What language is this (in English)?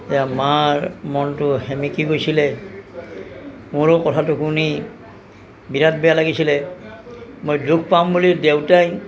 Assamese